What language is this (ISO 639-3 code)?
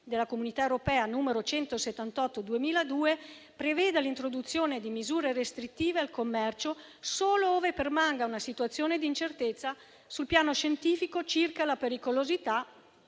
ita